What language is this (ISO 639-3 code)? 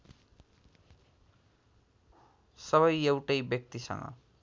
nep